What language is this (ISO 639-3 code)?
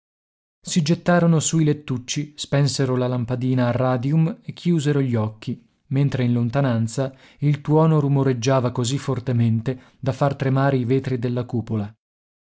ita